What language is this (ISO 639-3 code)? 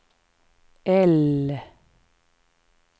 swe